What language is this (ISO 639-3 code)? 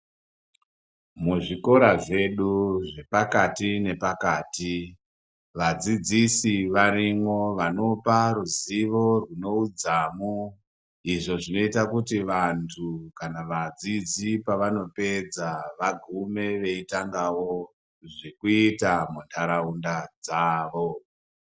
ndc